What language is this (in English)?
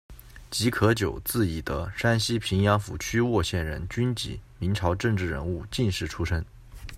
Chinese